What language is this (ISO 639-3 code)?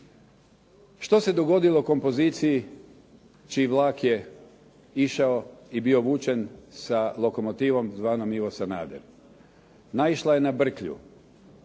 hrv